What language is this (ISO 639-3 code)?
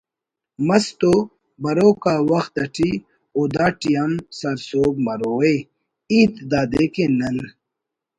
brh